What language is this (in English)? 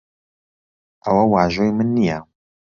Central Kurdish